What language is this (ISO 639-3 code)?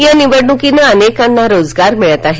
mar